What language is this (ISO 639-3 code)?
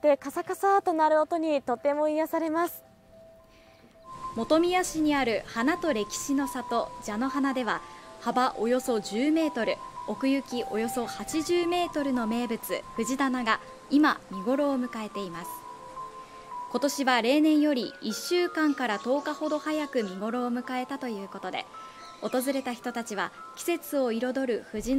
jpn